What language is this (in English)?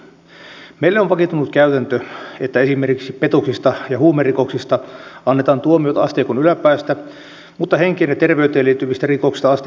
Finnish